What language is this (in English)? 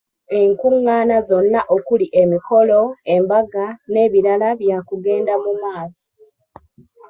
Ganda